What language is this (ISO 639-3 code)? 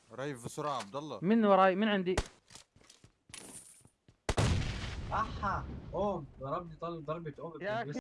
ara